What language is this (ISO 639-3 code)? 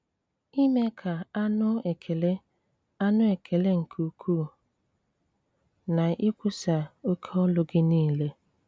ibo